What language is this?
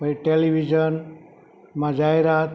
Gujarati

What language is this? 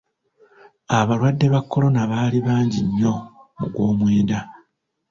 Ganda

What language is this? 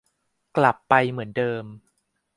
Thai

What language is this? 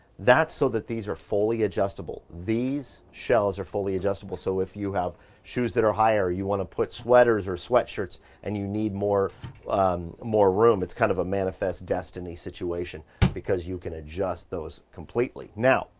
English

